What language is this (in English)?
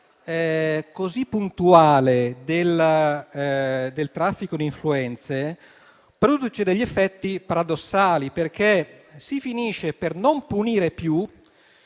Italian